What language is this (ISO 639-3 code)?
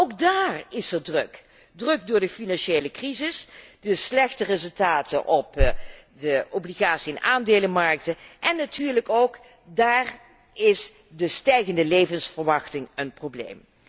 nld